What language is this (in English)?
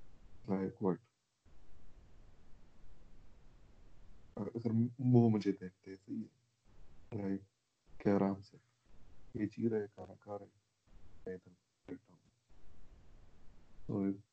Urdu